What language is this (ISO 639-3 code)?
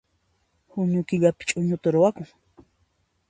qxp